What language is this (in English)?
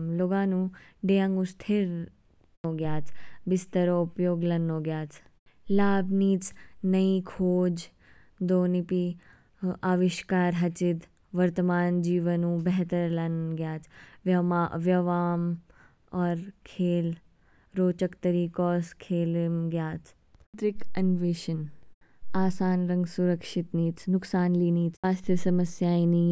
Kinnauri